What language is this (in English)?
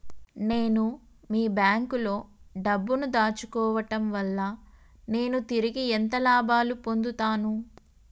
Telugu